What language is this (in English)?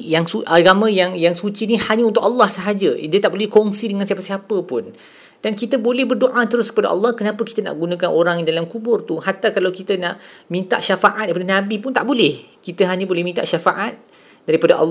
Malay